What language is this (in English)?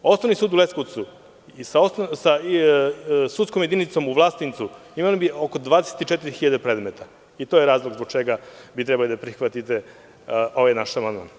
Serbian